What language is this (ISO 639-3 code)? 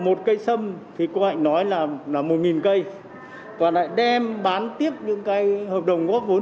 vie